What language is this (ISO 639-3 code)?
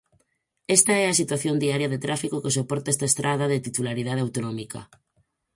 glg